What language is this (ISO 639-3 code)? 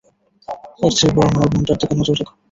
ben